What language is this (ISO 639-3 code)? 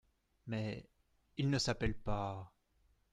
fra